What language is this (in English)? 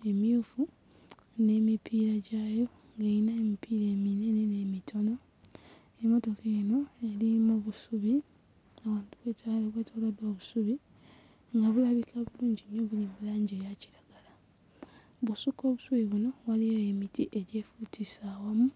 Ganda